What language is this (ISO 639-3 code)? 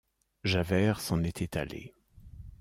fra